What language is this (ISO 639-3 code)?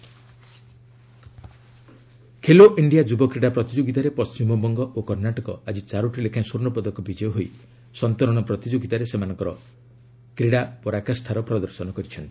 ori